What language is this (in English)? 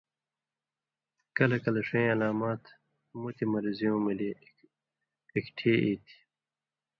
Indus Kohistani